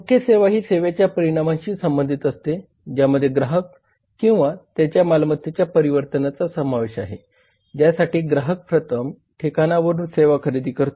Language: Marathi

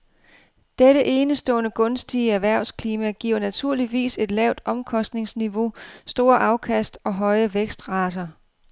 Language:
Danish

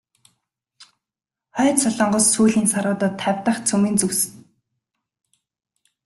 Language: Mongolian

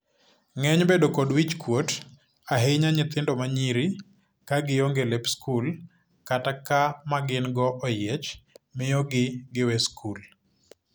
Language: Luo (Kenya and Tanzania)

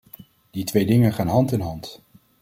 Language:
Dutch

